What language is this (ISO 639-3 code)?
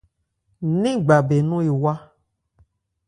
ebr